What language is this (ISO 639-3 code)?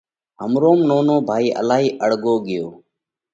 kvx